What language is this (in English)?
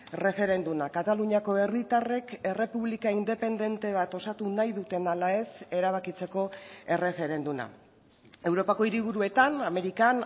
Basque